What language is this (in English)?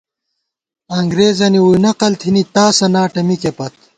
Gawar-Bati